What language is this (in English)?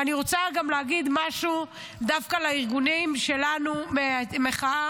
Hebrew